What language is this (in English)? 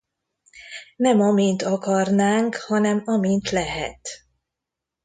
Hungarian